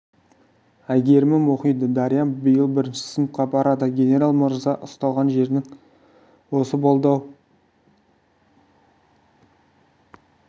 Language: Kazakh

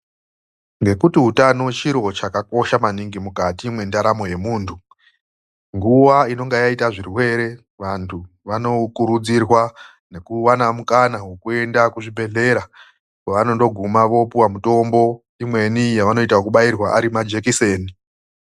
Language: Ndau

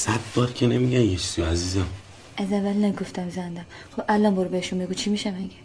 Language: Persian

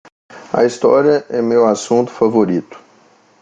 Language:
Portuguese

